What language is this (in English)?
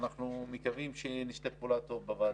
Hebrew